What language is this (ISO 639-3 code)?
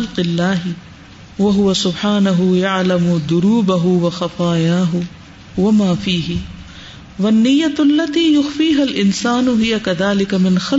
urd